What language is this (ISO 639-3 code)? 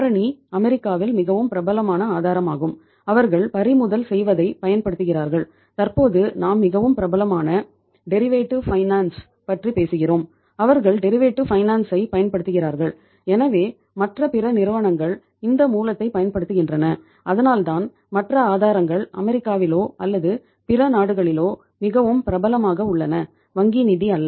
tam